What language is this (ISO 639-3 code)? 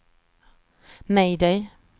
swe